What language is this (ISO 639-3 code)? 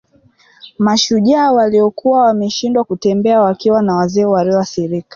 swa